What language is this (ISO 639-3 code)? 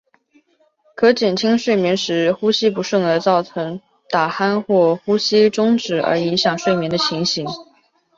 zho